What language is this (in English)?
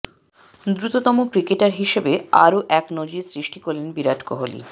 Bangla